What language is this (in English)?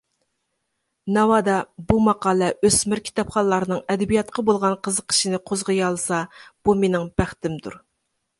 Uyghur